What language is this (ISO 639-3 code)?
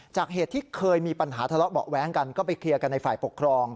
tha